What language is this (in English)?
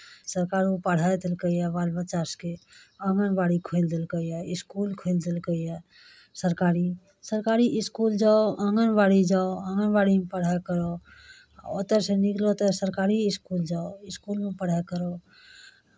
Maithili